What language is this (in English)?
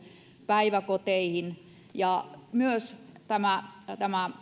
Finnish